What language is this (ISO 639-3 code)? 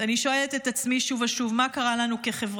heb